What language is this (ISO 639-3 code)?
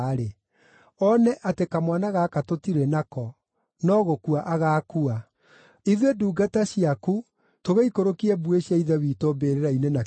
kik